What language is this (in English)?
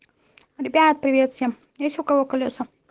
Russian